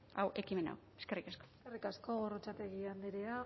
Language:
Basque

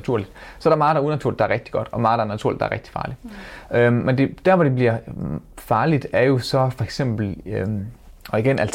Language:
Danish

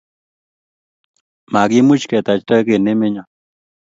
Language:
Kalenjin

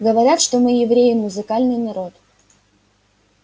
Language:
Russian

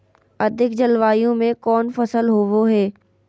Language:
Magahi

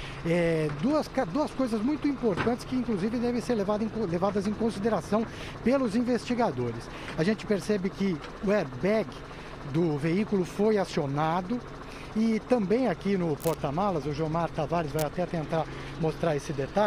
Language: Portuguese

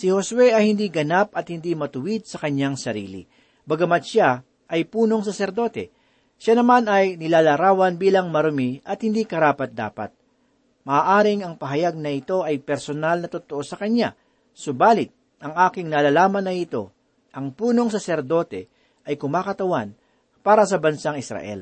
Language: Filipino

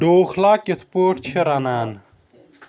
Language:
Kashmiri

